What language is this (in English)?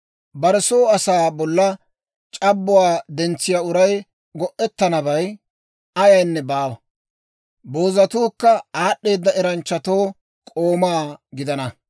Dawro